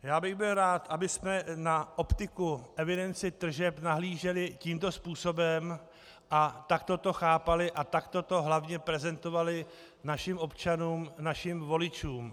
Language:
Czech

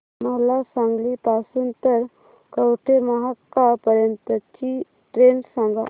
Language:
Marathi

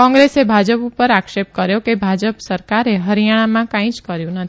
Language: Gujarati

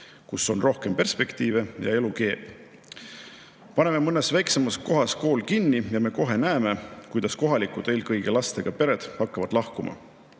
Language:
Estonian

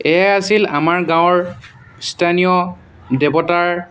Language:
Assamese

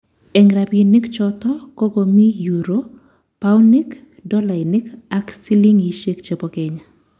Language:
Kalenjin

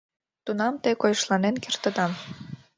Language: Mari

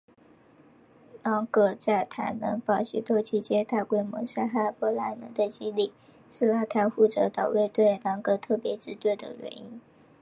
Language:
Chinese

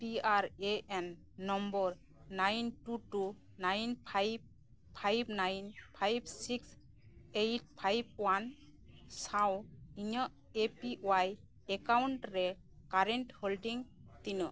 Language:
Santali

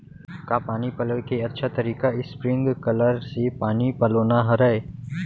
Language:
Chhattisgarhi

